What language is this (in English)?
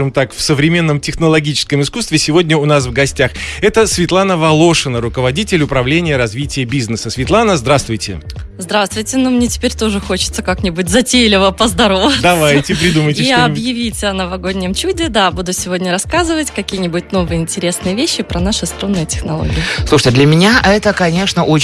Russian